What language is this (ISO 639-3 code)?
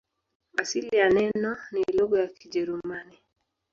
swa